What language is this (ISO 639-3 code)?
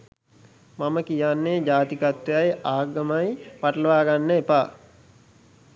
sin